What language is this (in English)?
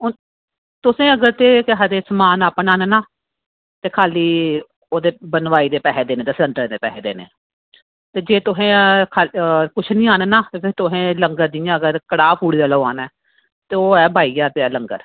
Dogri